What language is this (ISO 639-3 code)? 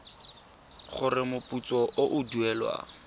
tsn